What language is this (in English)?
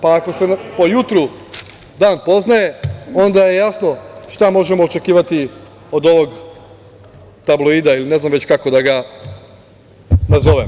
Serbian